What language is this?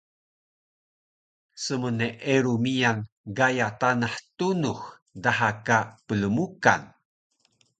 Taroko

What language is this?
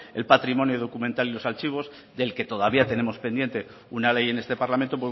Spanish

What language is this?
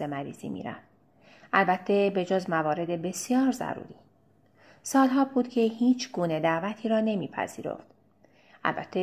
Persian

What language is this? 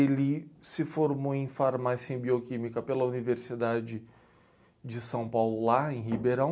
Portuguese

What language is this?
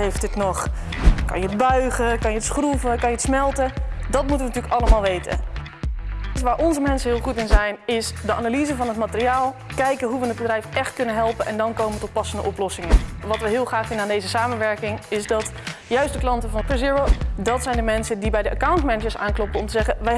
Dutch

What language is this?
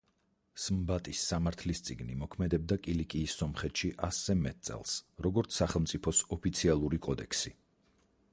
Georgian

